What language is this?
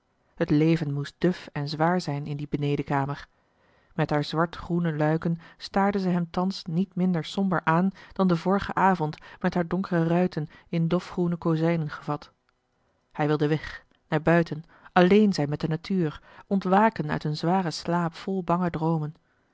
Dutch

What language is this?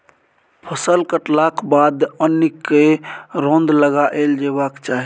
Maithili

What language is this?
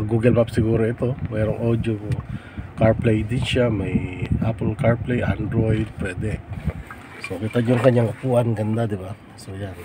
Filipino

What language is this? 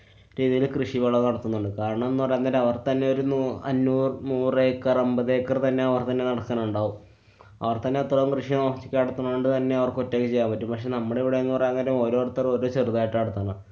Malayalam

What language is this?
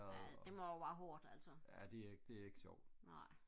Danish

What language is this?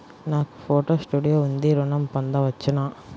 Telugu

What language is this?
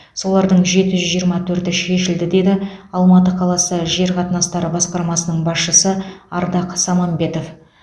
Kazakh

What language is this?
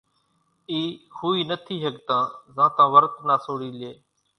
Kachi Koli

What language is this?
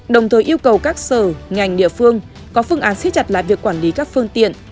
Vietnamese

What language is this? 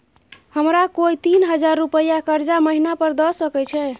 Maithili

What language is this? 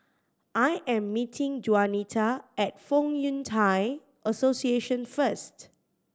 English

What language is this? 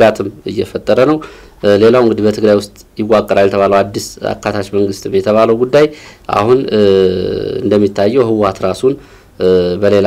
Arabic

